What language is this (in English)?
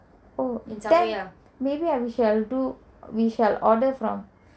English